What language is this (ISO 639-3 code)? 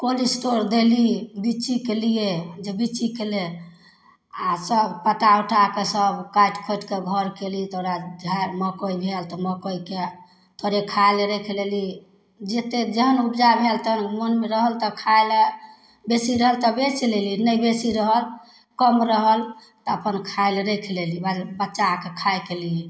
mai